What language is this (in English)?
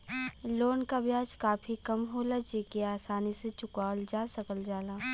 Bhojpuri